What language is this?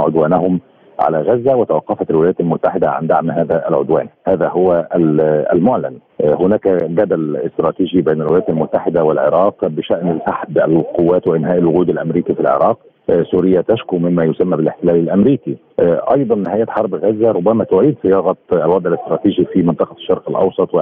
Arabic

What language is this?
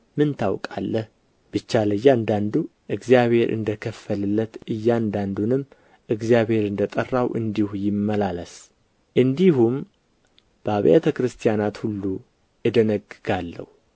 Amharic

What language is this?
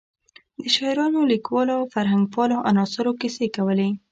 Pashto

